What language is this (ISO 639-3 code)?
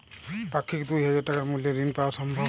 ben